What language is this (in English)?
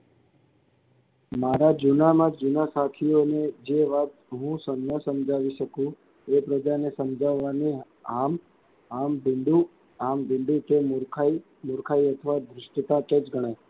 Gujarati